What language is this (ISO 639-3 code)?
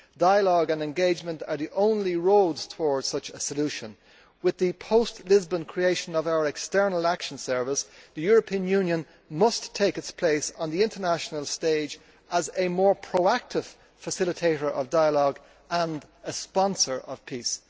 eng